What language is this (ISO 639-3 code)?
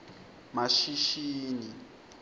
ssw